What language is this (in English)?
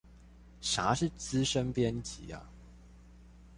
Chinese